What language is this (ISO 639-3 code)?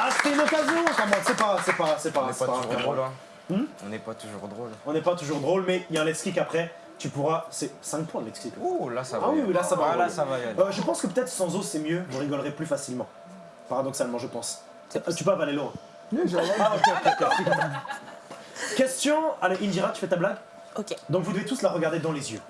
fra